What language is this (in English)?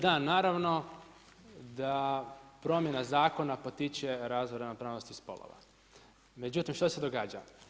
Croatian